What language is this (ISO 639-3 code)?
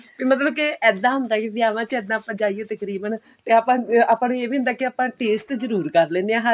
pan